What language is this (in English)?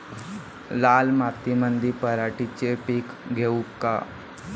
Marathi